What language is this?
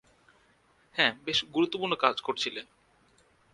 Bangla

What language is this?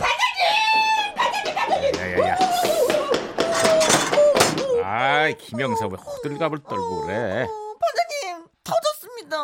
Korean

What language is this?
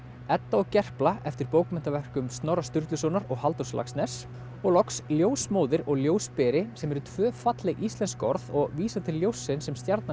Icelandic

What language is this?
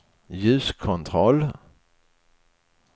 Swedish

